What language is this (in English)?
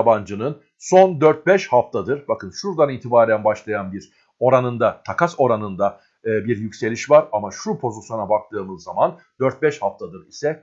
Turkish